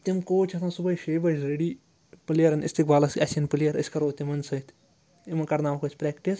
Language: Kashmiri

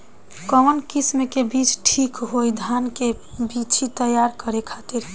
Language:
Bhojpuri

